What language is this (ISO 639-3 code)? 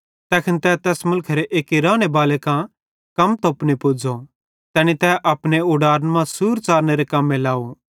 bhd